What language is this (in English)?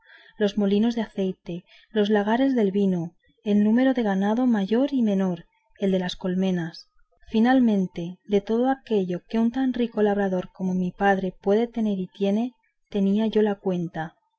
Spanish